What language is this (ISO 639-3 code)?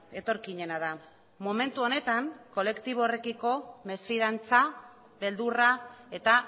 eus